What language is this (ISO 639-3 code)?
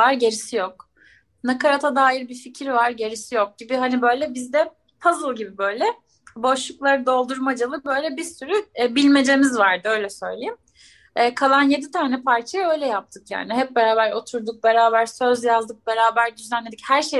tur